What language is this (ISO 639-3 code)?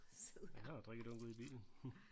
dan